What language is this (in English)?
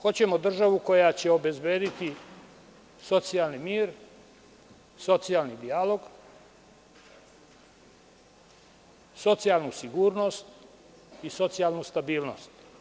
Serbian